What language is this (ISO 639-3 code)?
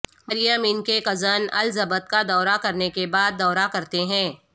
urd